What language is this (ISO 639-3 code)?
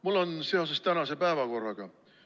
est